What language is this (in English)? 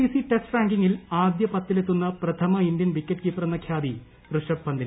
Malayalam